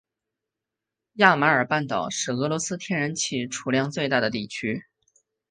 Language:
Chinese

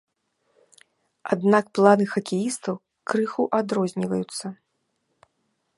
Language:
Belarusian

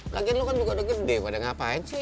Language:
Indonesian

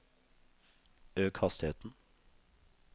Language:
Norwegian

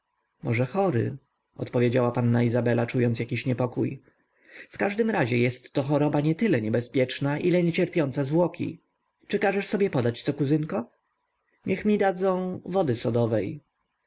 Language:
Polish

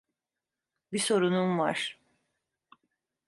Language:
Turkish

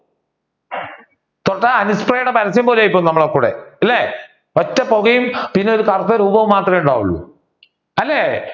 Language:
Malayalam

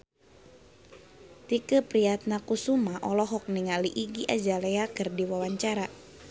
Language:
Sundanese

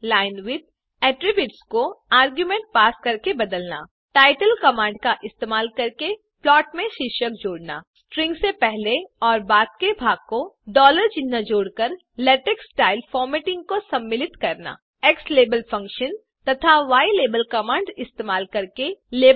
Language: Hindi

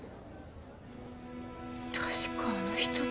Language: Japanese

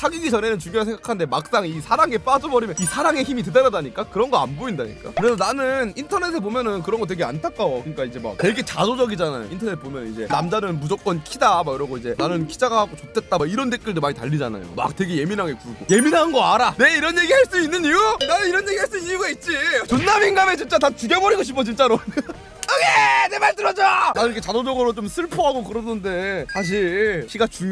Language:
Korean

